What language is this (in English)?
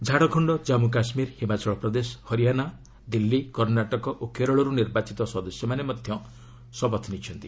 Odia